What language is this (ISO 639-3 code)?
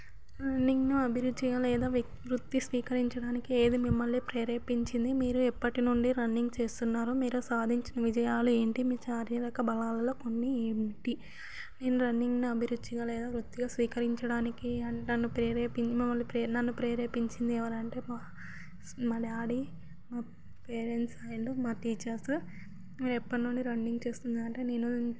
tel